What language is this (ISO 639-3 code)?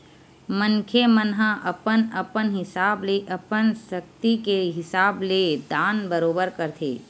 hne